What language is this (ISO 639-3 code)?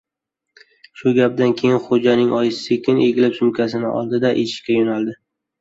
uzb